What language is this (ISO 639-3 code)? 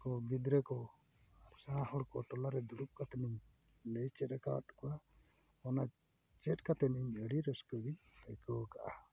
sat